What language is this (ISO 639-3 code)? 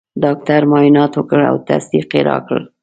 pus